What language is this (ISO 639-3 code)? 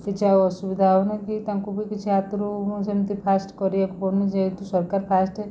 ori